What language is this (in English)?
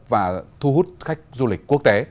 Vietnamese